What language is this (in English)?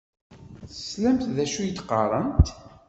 Kabyle